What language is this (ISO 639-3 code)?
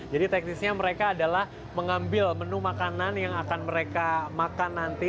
ind